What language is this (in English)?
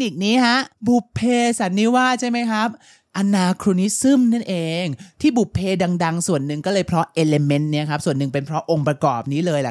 Thai